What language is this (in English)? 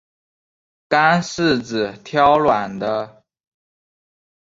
Chinese